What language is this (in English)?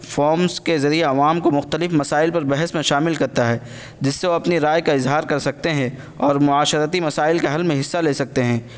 Urdu